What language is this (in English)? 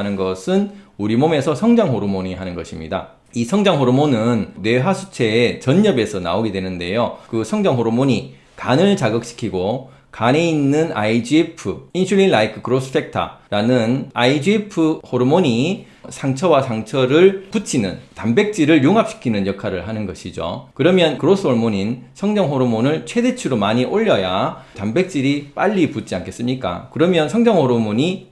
Korean